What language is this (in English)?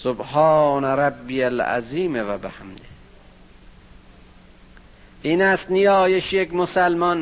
Persian